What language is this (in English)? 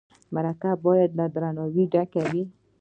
Pashto